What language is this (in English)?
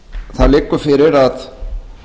Icelandic